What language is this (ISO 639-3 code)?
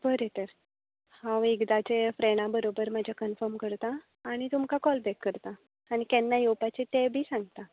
kok